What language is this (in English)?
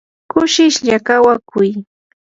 Yanahuanca Pasco Quechua